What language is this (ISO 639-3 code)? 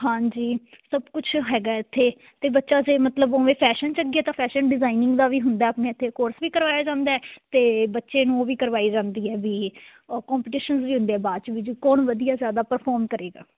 pan